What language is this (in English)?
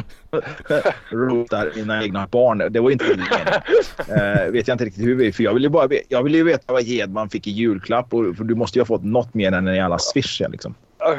Swedish